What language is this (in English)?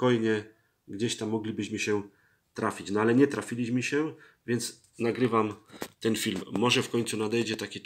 Polish